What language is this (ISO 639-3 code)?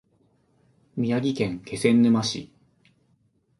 jpn